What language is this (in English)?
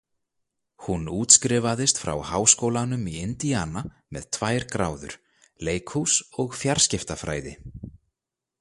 Icelandic